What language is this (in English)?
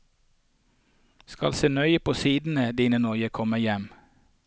Norwegian